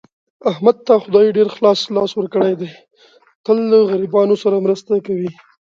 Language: Pashto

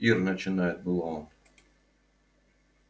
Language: Russian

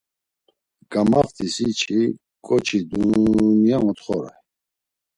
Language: Laz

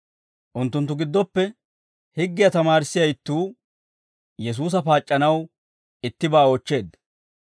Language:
Dawro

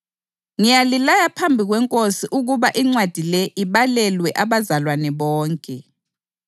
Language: North Ndebele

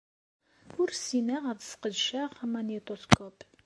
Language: Kabyle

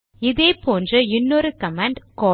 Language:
Tamil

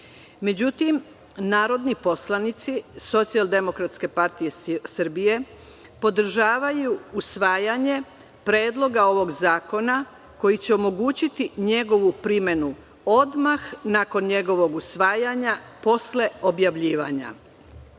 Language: Serbian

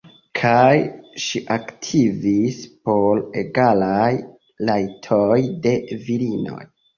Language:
Esperanto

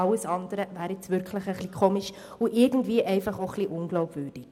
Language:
Swiss German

